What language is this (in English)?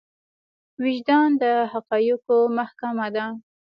Pashto